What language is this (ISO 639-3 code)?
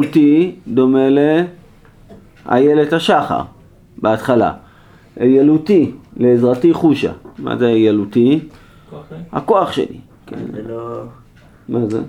heb